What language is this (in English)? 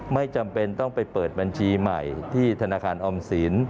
Thai